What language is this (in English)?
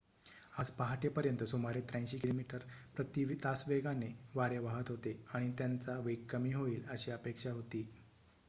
Marathi